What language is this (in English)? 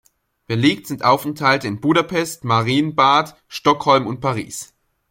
German